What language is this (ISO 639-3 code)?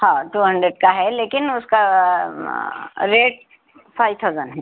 urd